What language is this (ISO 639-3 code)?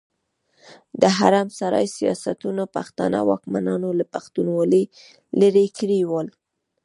pus